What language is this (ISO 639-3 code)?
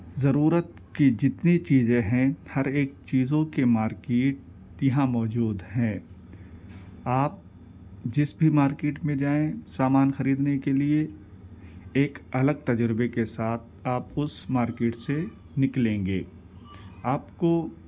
urd